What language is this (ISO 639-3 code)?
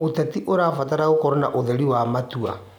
kik